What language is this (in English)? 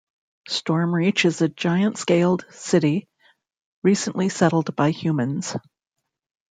English